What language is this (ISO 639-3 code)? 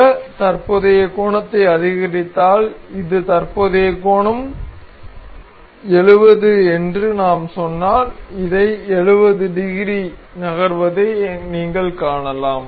tam